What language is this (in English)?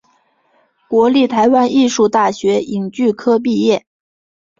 Chinese